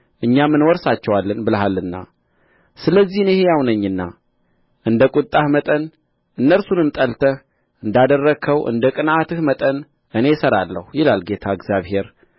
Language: Amharic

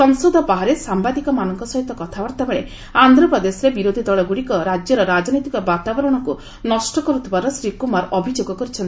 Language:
Odia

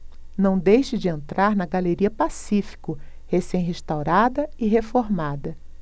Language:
Portuguese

